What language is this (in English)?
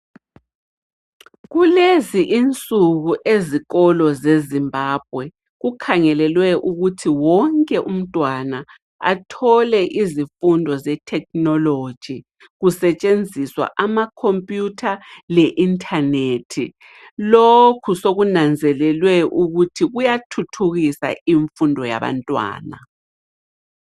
North Ndebele